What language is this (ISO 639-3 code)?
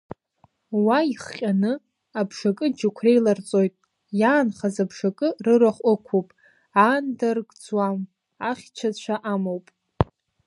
abk